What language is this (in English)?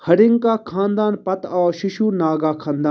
Kashmiri